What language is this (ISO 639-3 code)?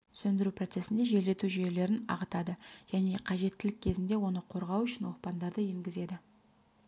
kaz